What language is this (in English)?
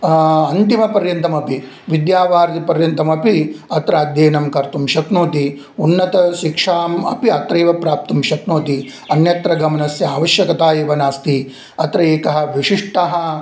Sanskrit